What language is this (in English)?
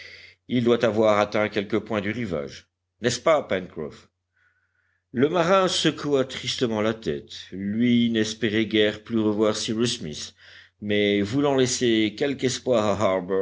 French